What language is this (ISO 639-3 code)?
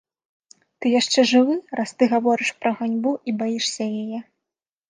bel